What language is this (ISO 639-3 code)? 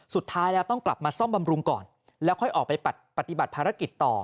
tha